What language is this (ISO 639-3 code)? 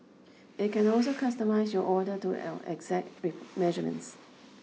eng